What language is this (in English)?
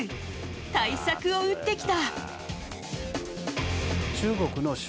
Japanese